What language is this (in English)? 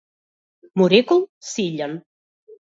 Macedonian